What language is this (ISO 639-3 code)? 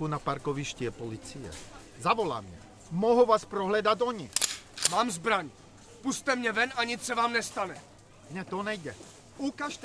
ces